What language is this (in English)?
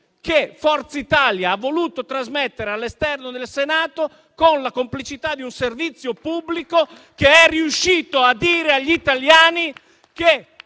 Italian